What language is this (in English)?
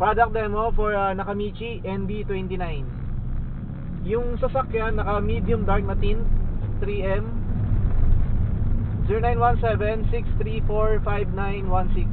Filipino